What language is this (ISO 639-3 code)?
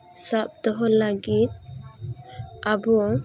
sat